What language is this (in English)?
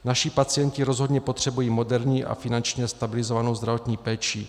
Czech